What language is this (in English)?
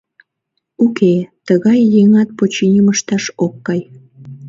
Mari